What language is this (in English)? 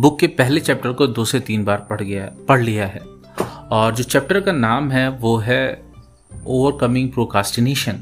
Hindi